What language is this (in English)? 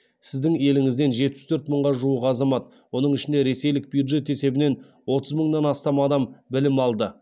Kazakh